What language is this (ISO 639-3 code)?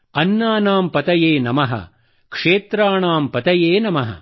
kan